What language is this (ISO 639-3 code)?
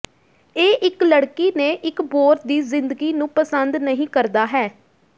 pan